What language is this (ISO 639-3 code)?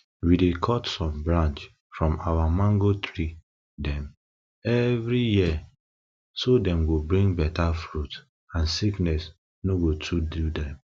pcm